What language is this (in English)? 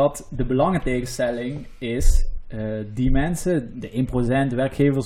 Dutch